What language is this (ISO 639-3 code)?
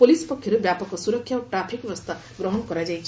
ori